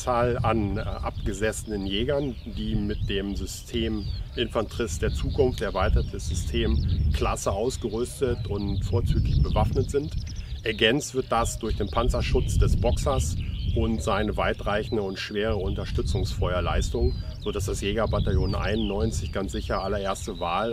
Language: German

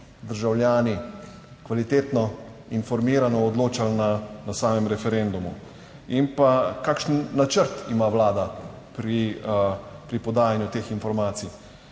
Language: Slovenian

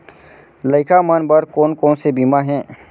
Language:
Chhattisgarhi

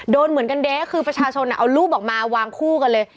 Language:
Thai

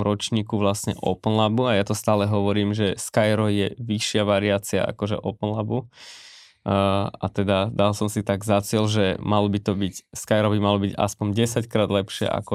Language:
Slovak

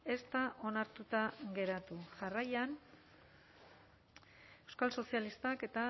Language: Basque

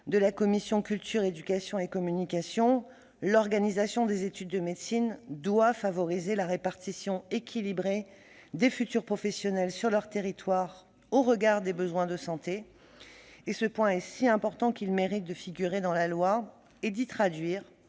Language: French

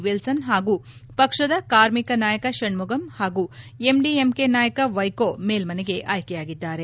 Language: Kannada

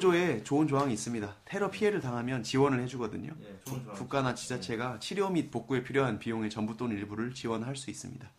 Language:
Korean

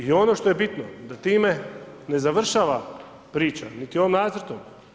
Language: Croatian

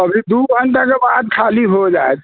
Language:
Maithili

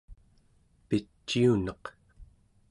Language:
Central Yupik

